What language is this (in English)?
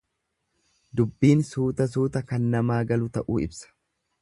Oromo